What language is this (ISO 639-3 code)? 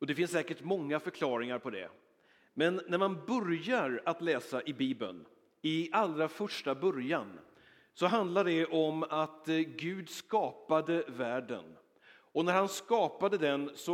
swe